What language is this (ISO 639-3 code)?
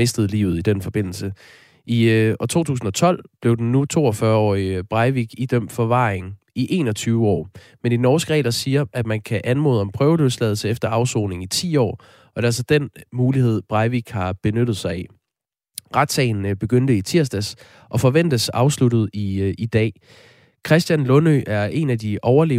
dan